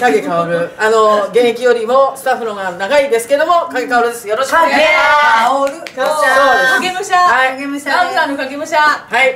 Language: Japanese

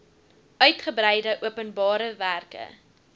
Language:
Afrikaans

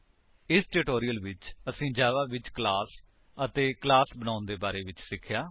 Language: Punjabi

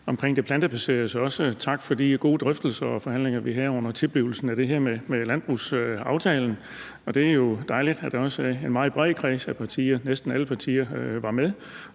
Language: Danish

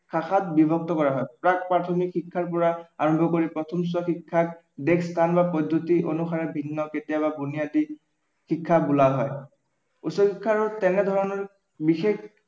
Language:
Assamese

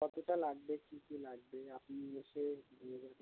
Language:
Bangla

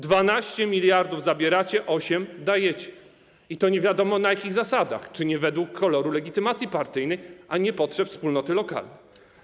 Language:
Polish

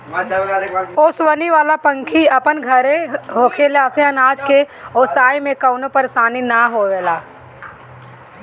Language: Bhojpuri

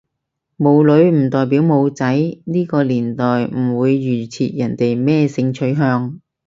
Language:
Cantonese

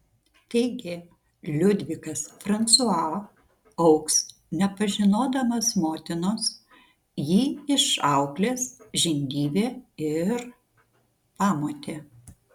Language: Lithuanian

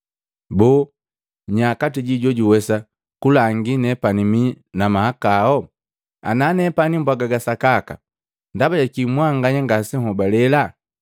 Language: Matengo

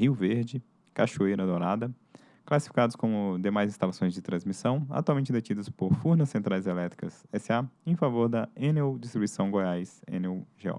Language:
Portuguese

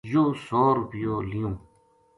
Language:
Gujari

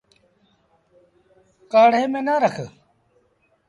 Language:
Sindhi Bhil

